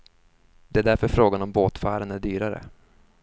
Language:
Swedish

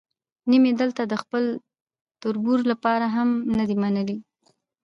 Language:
Pashto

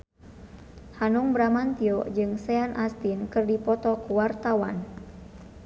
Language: Sundanese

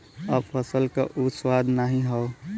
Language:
Bhojpuri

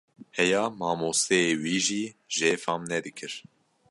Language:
Kurdish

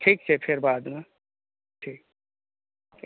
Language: Maithili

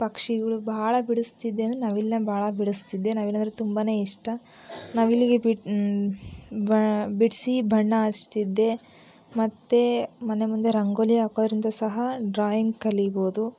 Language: Kannada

